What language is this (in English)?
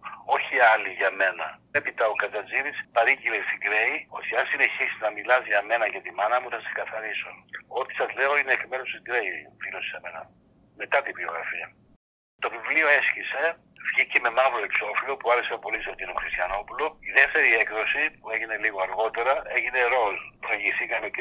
Greek